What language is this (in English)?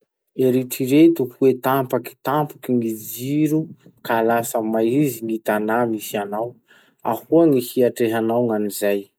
Masikoro Malagasy